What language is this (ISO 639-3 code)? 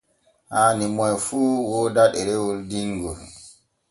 fue